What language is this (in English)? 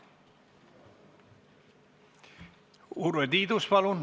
Estonian